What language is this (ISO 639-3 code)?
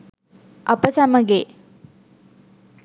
sin